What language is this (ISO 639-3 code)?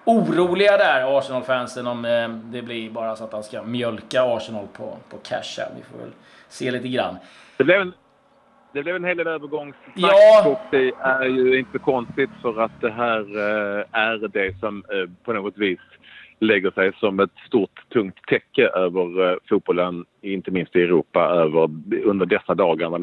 swe